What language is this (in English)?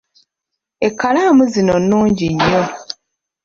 Ganda